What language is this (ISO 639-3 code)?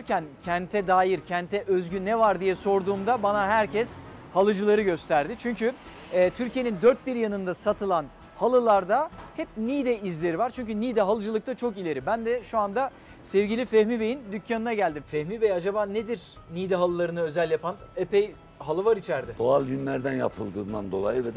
tur